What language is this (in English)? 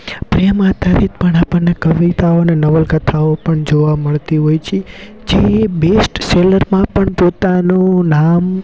Gujarati